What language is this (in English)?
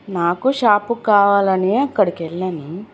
Telugu